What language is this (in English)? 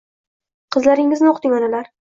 Uzbek